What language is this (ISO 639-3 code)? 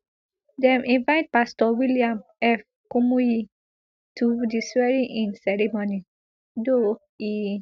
pcm